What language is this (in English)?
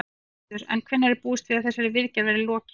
Icelandic